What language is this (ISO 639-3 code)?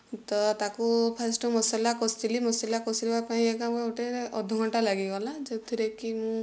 ori